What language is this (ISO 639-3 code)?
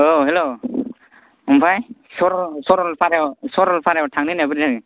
brx